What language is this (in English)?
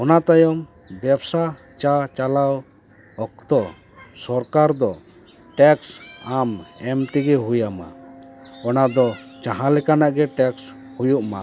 Santali